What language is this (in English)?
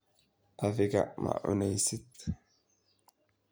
Somali